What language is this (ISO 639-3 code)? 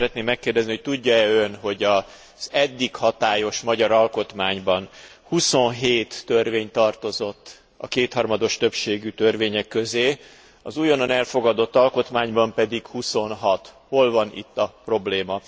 hun